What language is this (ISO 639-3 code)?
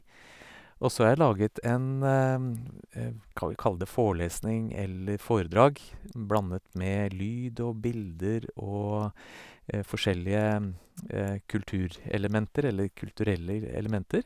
nor